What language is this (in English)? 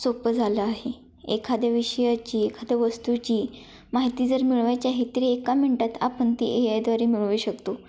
Marathi